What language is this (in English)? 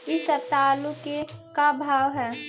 Magahi